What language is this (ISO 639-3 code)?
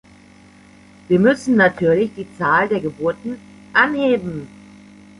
deu